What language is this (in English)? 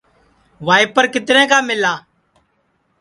Sansi